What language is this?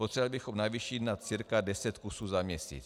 Czech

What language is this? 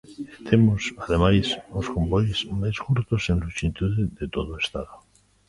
Galician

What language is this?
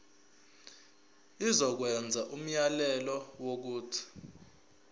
Zulu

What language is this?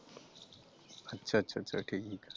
Punjabi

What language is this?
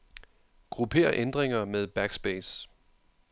Danish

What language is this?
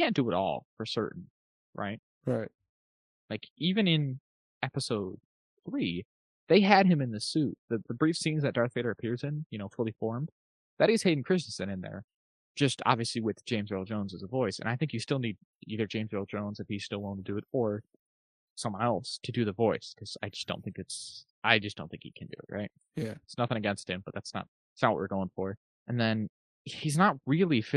English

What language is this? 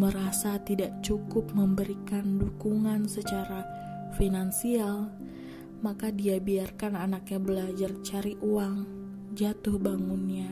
Indonesian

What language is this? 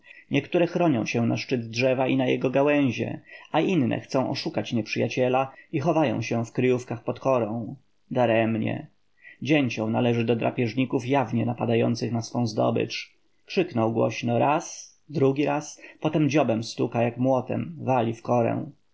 Polish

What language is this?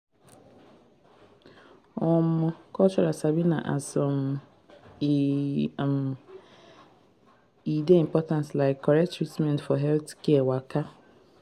Nigerian Pidgin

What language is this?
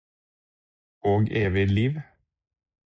Norwegian Bokmål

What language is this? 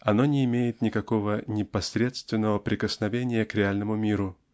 Russian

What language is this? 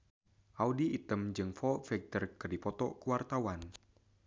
Sundanese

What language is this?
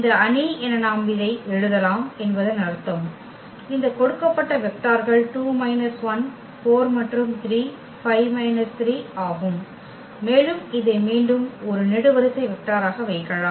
Tamil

